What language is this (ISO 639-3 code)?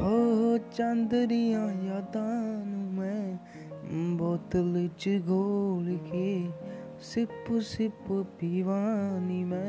pan